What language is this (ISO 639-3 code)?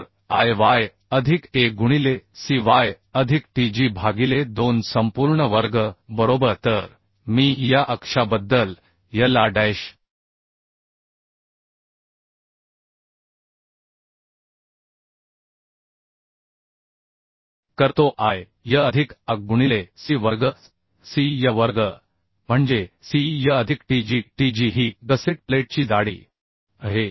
mar